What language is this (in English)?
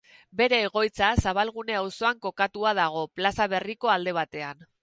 Basque